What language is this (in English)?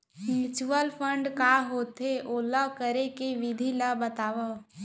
Chhattisgarhi